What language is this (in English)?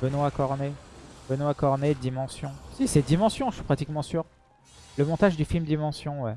French